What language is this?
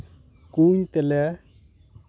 Santali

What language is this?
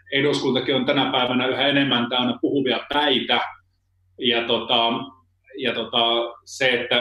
Finnish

